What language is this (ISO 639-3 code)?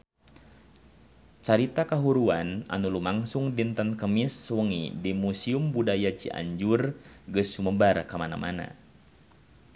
sun